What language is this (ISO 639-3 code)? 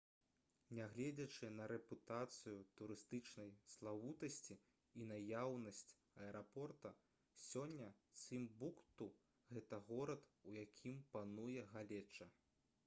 bel